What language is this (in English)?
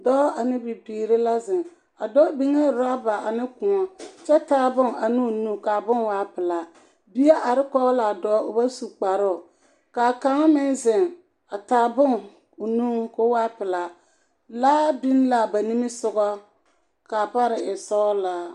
Southern Dagaare